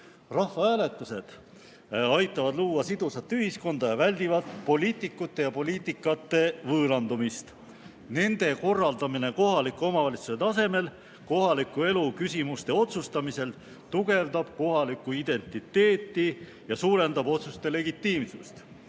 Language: Estonian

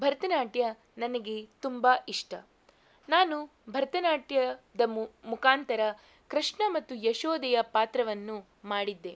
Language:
Kannada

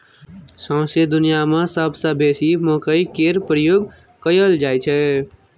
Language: Maithili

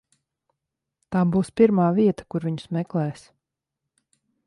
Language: Latvian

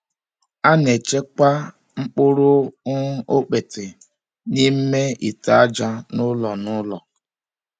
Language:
Igbo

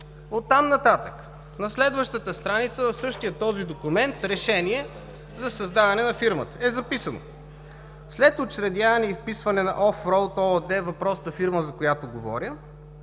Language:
Bulgarian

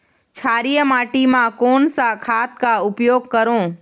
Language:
Chhattisgarhi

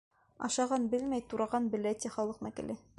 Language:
Bashkir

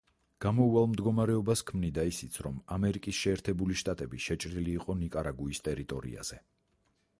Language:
Georgian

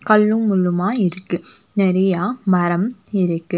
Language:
Tamil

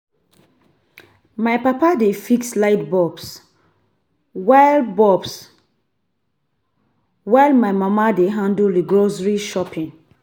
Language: Nigerian Pidgin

